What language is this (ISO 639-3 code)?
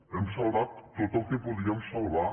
cat